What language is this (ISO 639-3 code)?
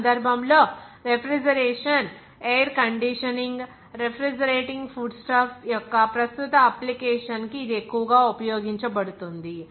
tel